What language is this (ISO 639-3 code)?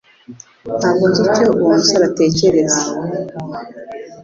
kin